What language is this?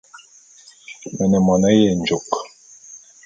Bulu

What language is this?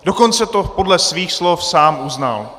Czech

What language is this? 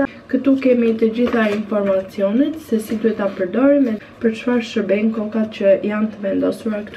Romanian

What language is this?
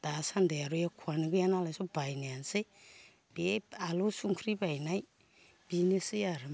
Bodo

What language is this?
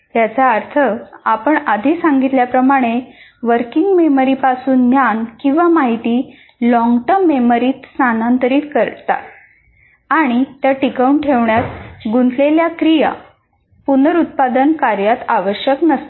Marathi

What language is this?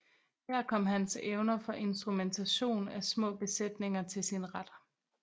Danish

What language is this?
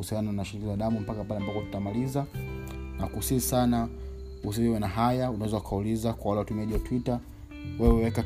Swahili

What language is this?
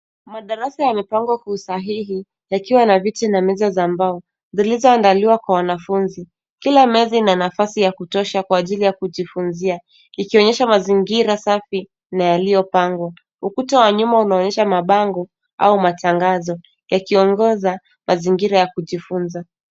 Swahili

